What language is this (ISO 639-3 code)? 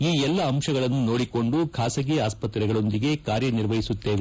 kan